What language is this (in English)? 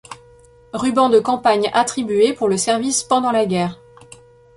French